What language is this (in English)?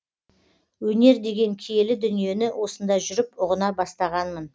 Kazakh